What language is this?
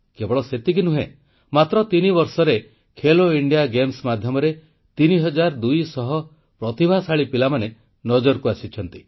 Odia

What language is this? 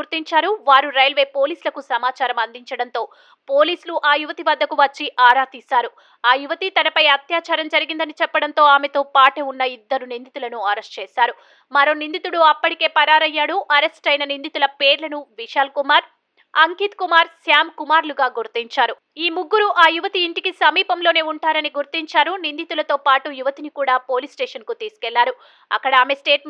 Telugu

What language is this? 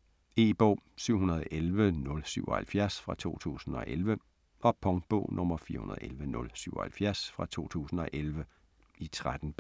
Danish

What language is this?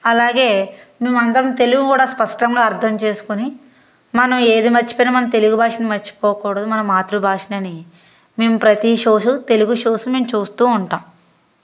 Telugu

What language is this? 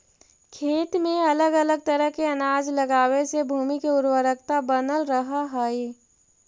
Magahi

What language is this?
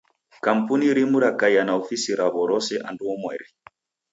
Taita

